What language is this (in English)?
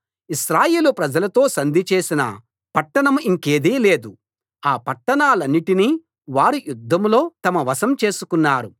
Telugu